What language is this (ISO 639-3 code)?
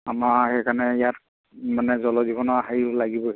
asm